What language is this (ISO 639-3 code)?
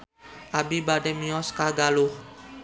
sun